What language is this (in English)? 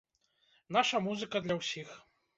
Belarusian